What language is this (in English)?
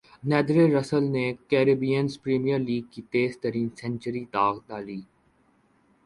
Urdu